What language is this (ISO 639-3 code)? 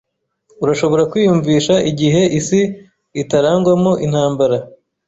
kin